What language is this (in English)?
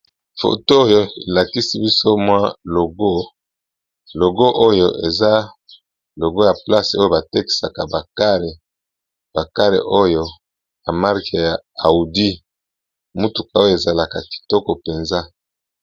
Lingala